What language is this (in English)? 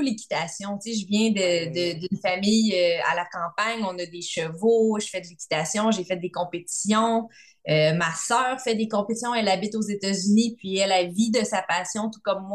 French